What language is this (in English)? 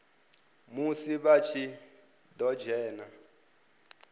Venda